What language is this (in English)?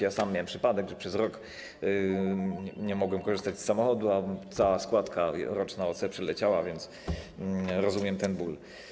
Polish